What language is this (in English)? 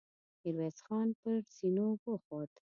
Pashto